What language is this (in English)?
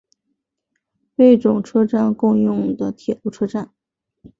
Chinese